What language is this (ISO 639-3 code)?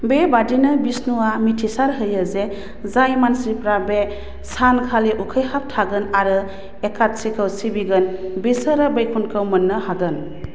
brx